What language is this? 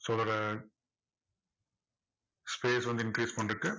Tamil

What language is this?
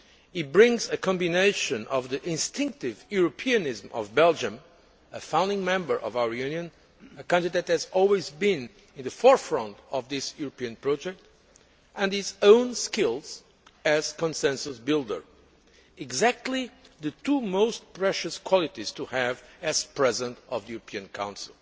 English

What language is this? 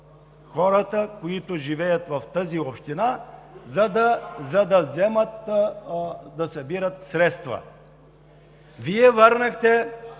Bulgarian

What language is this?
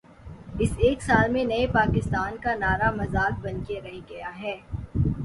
Urdu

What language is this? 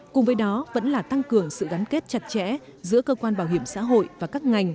Vietnamese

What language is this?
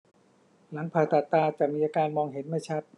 Thai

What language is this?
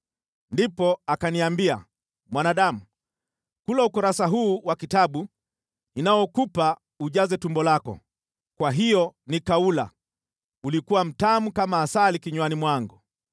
Swahili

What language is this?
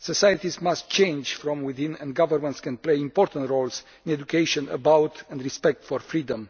English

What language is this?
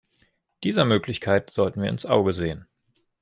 German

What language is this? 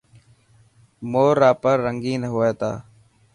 Dhatki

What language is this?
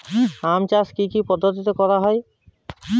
Bangla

